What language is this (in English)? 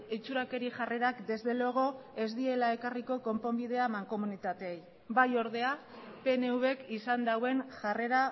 Basque